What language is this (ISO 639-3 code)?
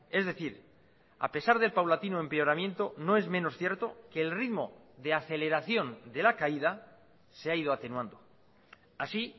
spa